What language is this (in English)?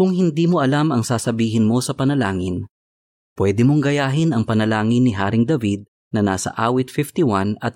Filipino